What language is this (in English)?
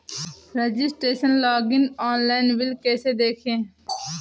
Hindi